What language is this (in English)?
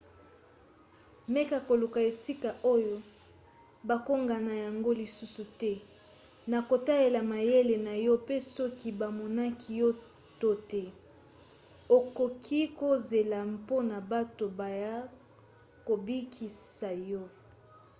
Lingala